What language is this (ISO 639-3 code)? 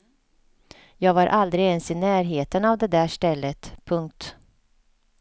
swe